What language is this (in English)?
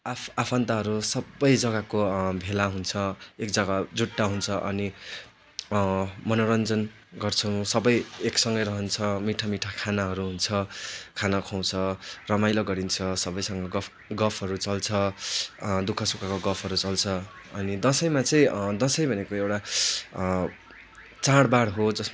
Nepali